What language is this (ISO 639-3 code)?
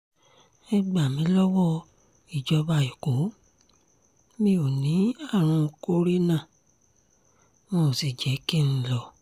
yor